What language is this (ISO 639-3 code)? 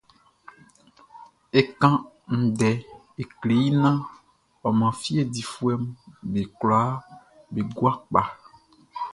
bci